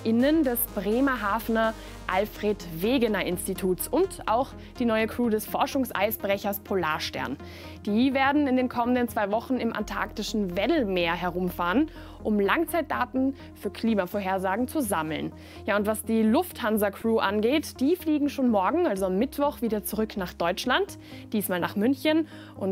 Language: German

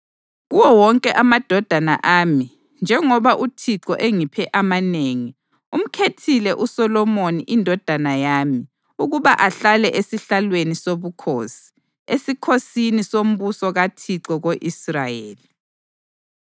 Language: North Ndebele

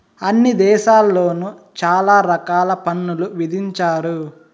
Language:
Telugu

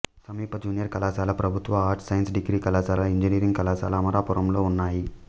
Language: Telugu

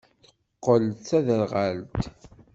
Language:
Kabyle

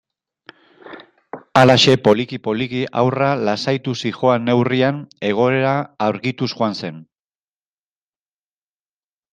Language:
Basque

